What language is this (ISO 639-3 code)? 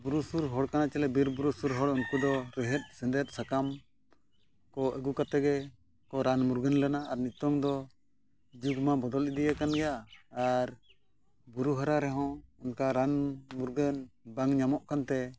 sat